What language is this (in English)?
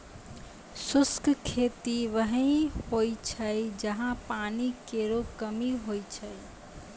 Maithili